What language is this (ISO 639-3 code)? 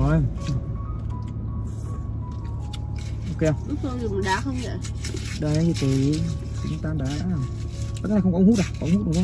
vie